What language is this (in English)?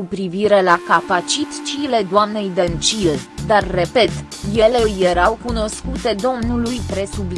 Romanian